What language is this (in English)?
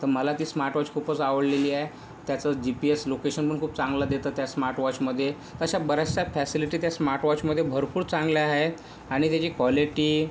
Marathi